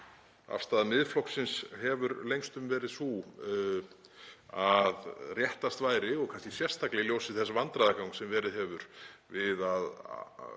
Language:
Icelandic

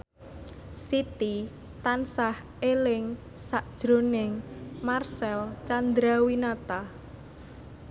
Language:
Javanese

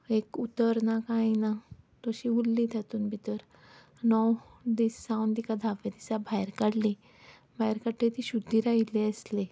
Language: Konkani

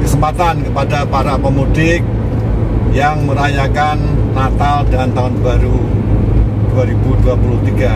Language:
Indonesian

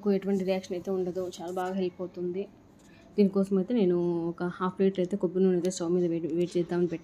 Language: Telugu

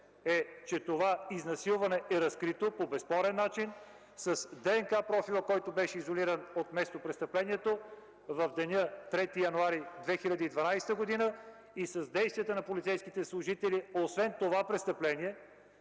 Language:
Bulgarian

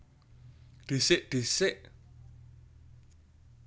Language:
Javanese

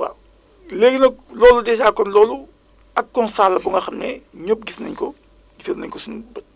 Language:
Wolof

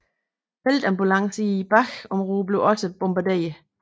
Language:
Danish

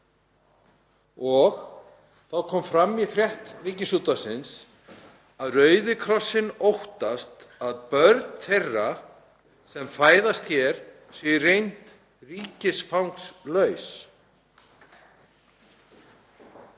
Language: Icelandic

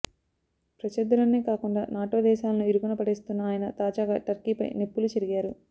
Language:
Telugu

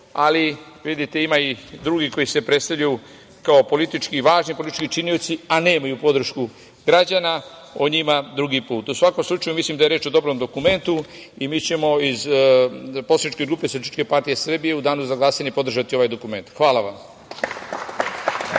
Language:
Serbian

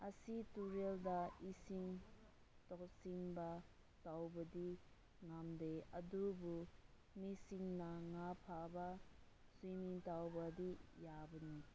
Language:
Manipuri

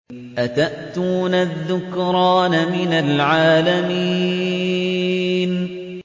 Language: Arabic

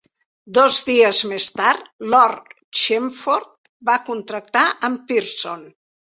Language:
Catalan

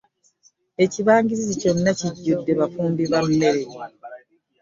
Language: Ganda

